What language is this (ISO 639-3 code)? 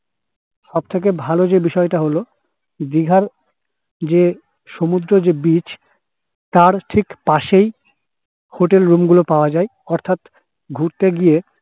ben